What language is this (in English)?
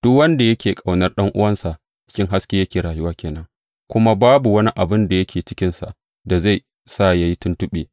Hausa